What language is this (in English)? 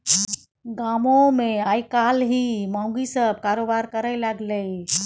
Maithili